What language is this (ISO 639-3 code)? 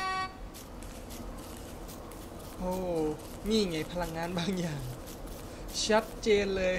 tha